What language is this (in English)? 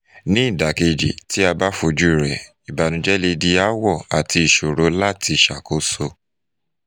Yoruba